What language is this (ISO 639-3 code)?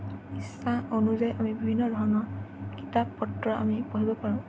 asm